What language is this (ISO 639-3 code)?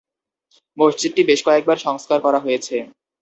ben